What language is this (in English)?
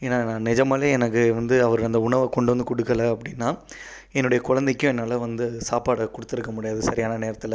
Tamil